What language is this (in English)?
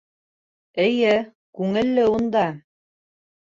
Bashkir